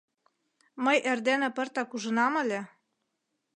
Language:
Mari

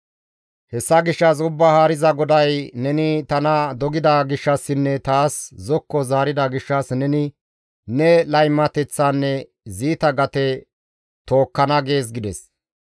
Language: Gamo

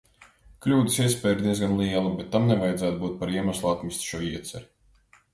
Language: Latvian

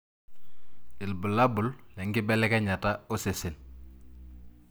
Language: Masai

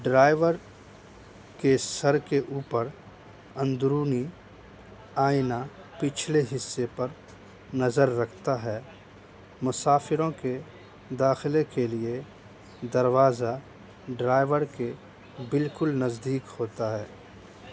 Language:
Urdu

